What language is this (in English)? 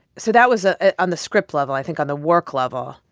English